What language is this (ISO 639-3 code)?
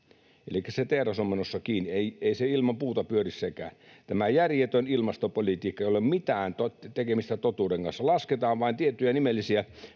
fin